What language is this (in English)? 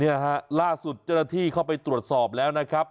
Thai